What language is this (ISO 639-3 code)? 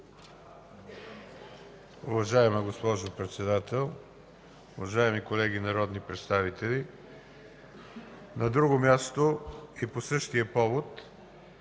bul